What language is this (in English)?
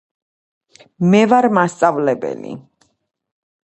Georgian